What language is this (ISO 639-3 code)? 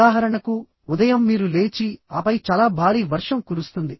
tel